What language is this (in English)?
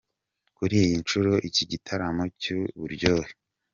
Kinyarwanda